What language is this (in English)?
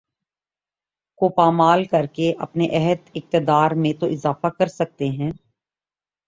Urdu